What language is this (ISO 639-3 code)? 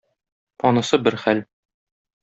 tat